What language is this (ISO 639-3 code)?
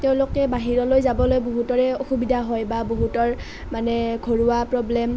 asm